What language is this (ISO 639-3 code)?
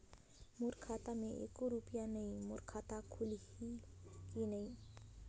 hne